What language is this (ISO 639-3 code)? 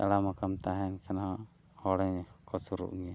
sat